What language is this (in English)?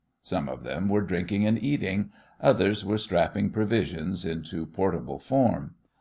English